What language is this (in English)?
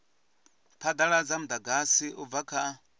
Venda